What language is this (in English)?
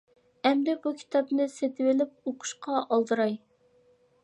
Uyghur